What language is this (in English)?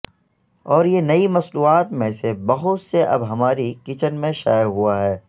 Urdu